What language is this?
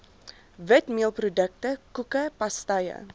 Afrikaans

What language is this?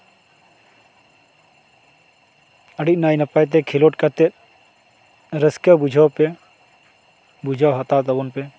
Santali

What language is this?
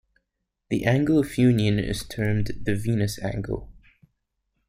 English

